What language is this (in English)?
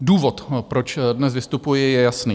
Czech